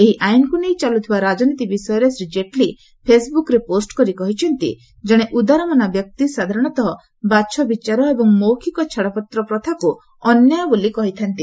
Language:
Odia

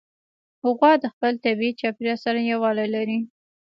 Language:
Pashto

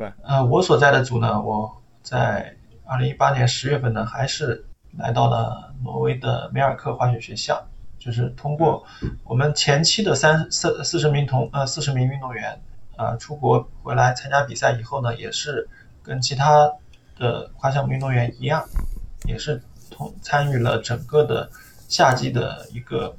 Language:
Chinese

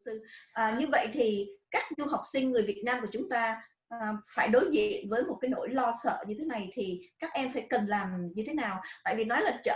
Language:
Vietnamese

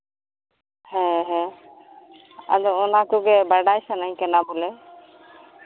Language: Santali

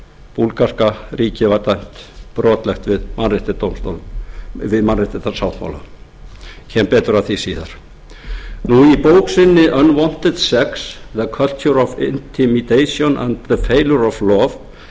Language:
Icelandic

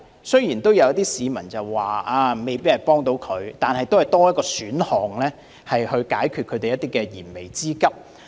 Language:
Cantonese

